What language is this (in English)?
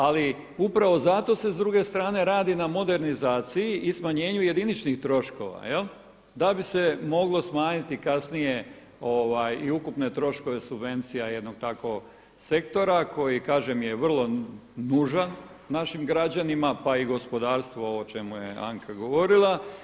Croatian